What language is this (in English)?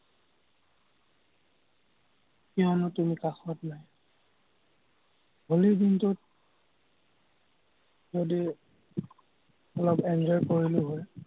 Assamese